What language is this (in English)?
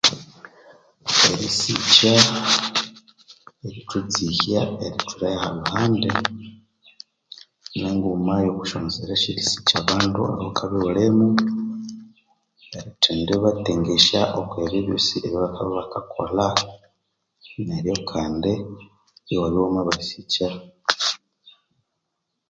Konzo